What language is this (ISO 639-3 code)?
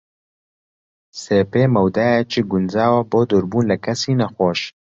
ckb